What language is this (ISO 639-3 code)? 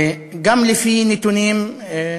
heb